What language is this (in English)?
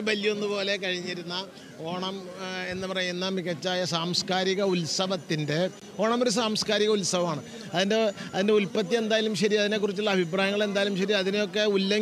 Malayalam